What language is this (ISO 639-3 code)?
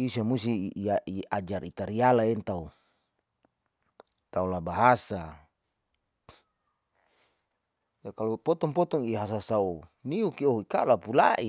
sau